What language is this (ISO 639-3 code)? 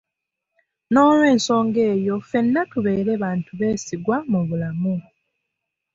lug